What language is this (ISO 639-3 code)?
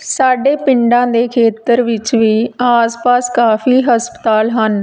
pan